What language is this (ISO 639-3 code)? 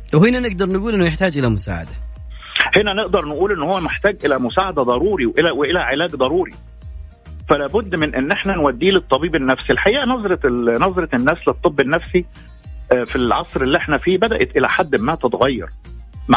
ara